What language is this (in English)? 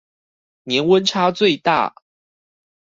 Chinese